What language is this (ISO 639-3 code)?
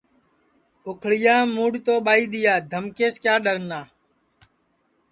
ssi